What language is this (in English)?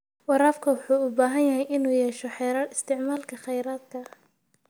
Somali